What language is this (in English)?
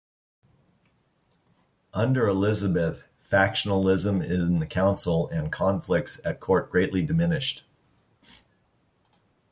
English